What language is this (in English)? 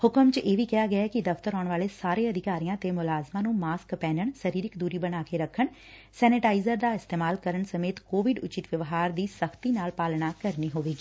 Punjabi